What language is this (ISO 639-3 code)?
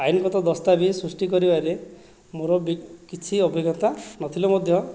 ori